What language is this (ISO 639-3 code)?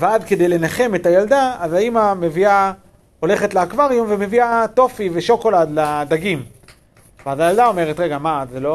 heb